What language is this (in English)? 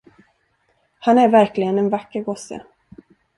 Swedish